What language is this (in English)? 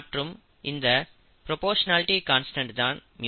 Tamil